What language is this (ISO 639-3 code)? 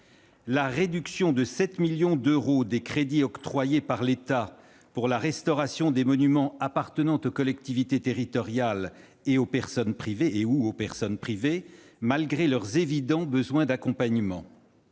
fra